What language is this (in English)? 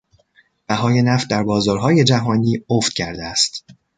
Persian